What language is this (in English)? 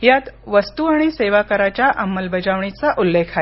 Marathi